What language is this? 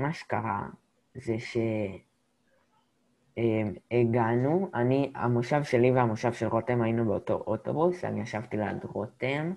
Hebrew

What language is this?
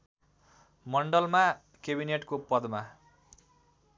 Nepali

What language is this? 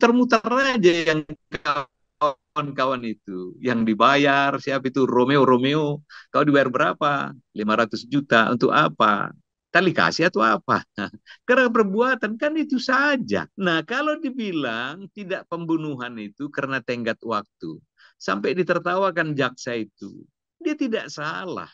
Indonesian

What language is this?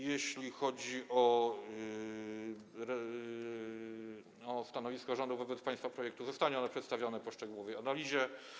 Polish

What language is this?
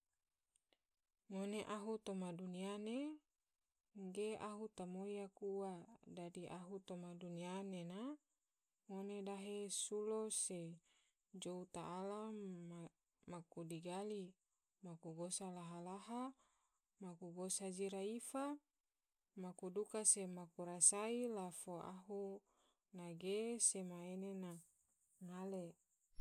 Tidore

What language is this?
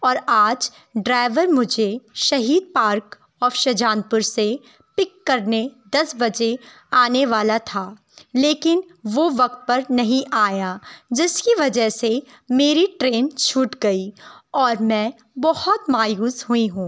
Urdu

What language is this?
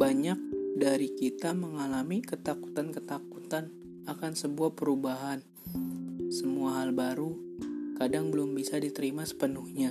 Indonesian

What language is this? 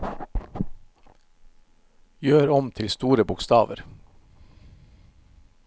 Norwegian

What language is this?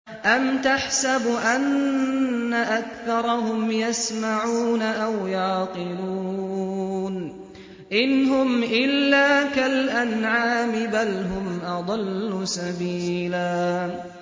Arabic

